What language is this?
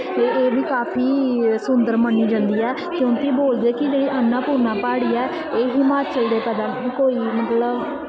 Dogri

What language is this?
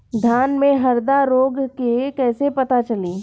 Bhojpuri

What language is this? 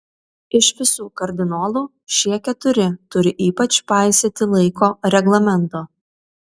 Lithuanian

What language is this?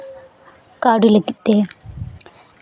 Santali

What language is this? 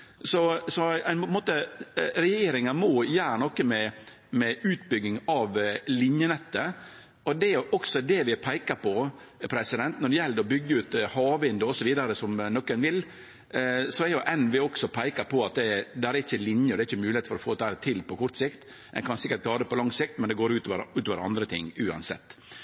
Norwegian Nynorsk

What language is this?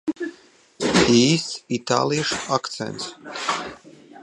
Latvian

